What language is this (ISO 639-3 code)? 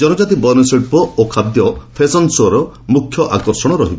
ori